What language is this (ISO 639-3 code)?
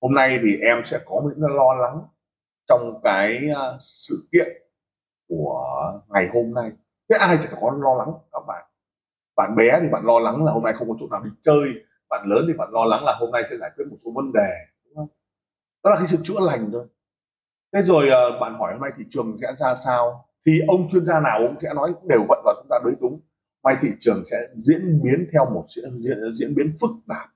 vie